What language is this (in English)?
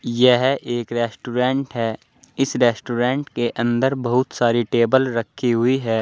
Hindi